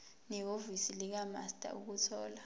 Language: Zulu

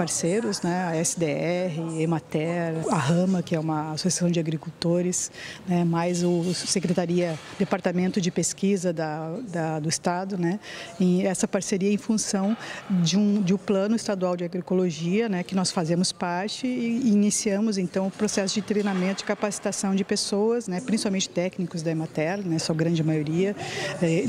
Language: Portuguese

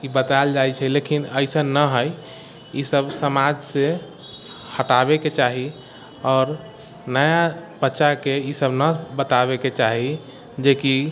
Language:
Maithili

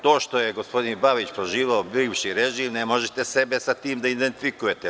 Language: Serbian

